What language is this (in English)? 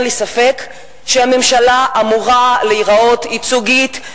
Hebrew